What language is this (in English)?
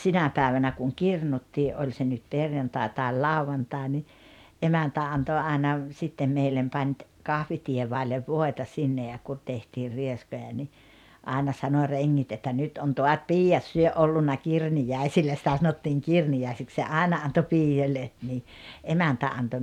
Finnish